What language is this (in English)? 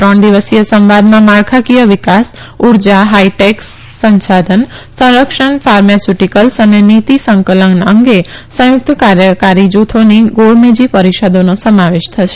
Gujarati